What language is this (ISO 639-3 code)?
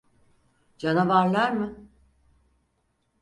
tur